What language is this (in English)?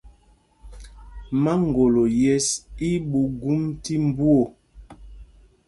Mpumpong